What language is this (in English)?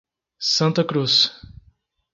Portuguese